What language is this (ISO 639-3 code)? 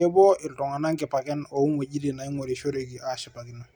mas